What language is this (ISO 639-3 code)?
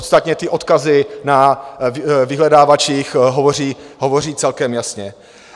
ces